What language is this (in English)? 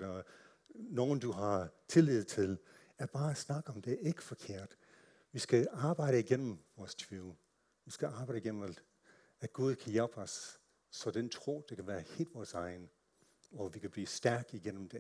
Danish